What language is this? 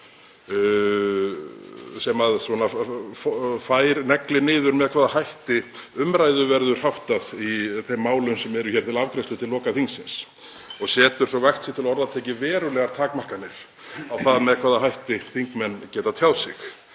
Icelandic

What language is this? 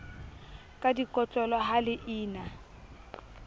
Southern Sotho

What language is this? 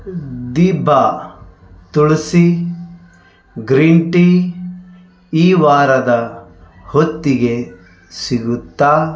Kannada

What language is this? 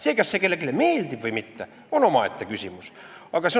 Estonian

